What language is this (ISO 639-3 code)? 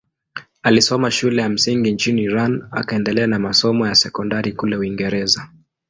swa